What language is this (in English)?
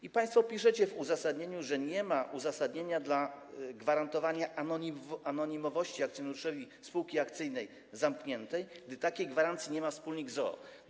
Polish